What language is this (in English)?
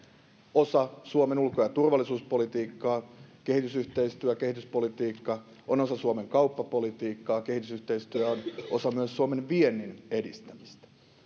Finnish